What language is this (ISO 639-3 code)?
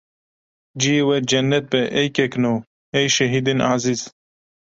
kur